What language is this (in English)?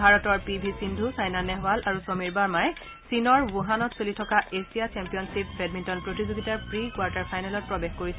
Assamese